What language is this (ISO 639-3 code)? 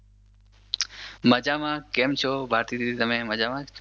guj